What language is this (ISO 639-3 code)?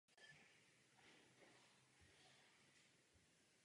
ces